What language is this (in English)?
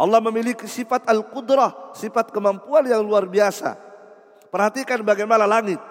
Indonesian